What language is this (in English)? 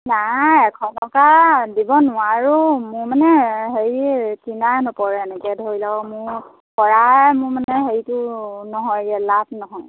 Assamese